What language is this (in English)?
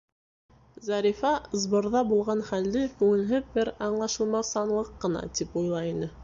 Bashkir